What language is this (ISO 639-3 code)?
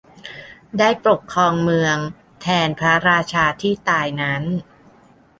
tha